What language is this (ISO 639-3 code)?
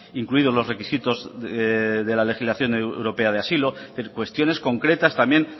spa